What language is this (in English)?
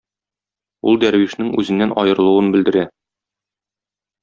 Tatar